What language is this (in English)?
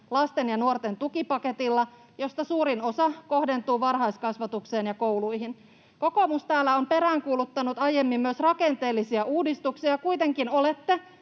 Finnish